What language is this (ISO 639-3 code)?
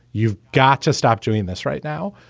eng